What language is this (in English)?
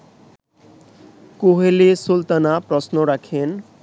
Bangla